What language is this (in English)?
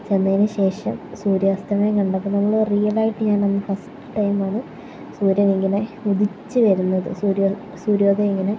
Malayalam